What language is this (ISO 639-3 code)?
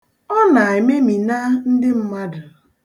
ibo